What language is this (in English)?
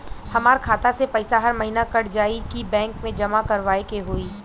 Bhojpuri